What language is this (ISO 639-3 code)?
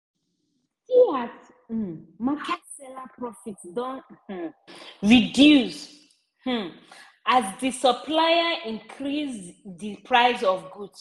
pcm